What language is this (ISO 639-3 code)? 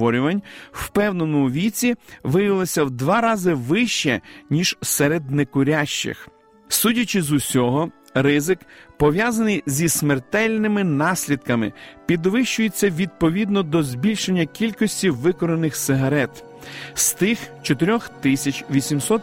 ukr